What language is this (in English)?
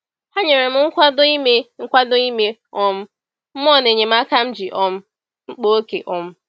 Igbo